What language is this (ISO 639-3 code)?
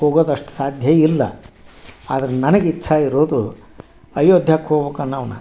kan